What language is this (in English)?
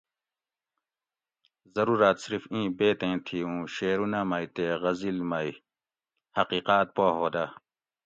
Gawri